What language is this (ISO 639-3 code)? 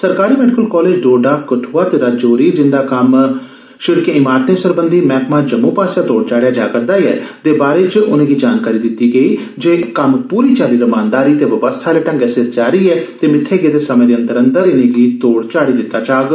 doi